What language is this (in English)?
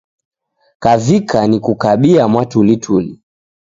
Taita